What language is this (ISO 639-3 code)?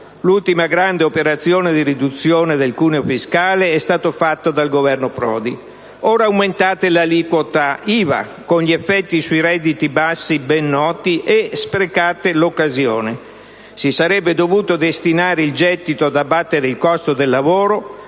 ita